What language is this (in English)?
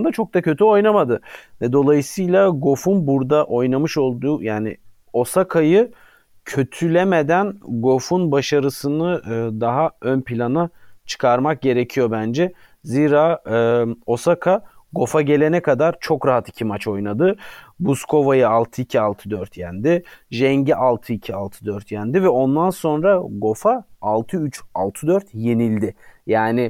Turkish